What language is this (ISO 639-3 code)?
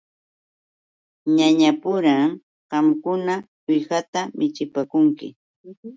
qux